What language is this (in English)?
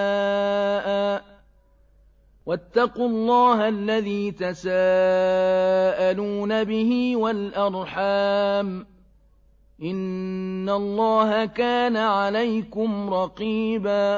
Arabic